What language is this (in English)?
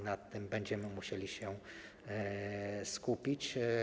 Polish